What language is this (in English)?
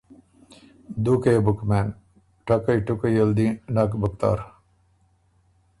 Ormuri